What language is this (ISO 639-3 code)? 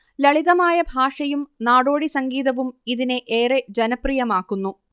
mal